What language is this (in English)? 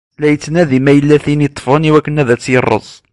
Kabyle